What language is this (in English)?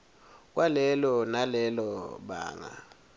Swati